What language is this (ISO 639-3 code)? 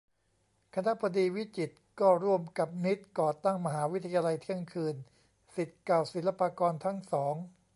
tha